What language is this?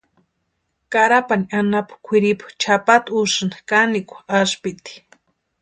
Western Highland Purepecha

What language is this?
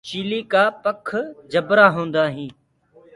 Gurgula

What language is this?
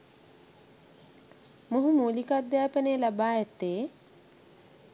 Sinhala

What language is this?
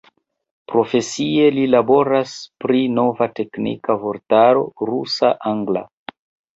Esperanto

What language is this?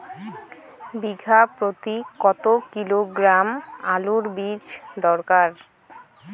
Bangla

